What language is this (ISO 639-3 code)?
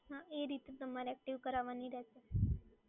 guj